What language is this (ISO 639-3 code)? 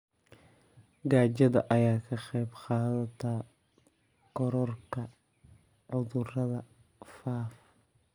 som